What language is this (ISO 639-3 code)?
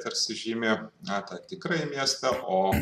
lit